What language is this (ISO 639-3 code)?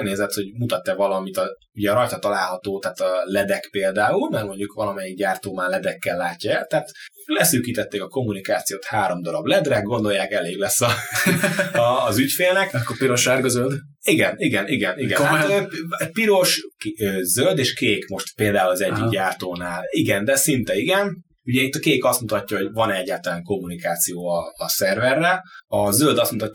hun